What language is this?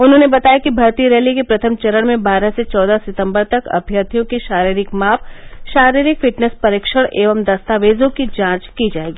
Hindi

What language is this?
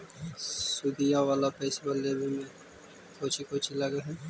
Magahi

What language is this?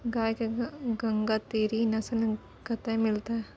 Maithili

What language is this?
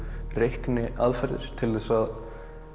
Icelandic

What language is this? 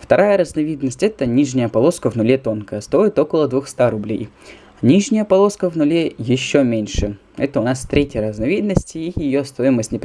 Russian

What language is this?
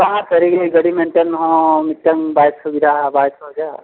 Santali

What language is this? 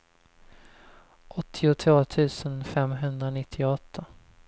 Swedish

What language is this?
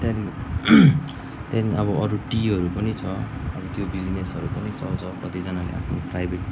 Nepali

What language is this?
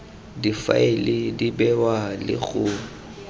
Tswana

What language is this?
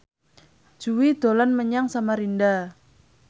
Javanese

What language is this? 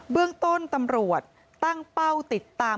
Thai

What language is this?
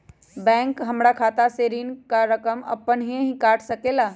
Magahi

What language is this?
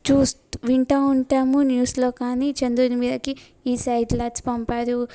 Telugu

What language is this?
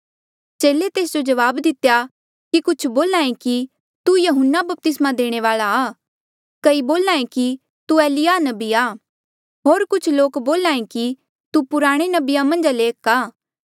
Mandeali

